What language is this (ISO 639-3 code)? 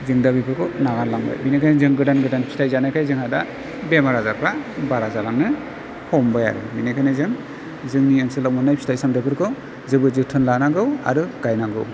brx